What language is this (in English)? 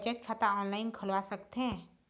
Chhattisgarhi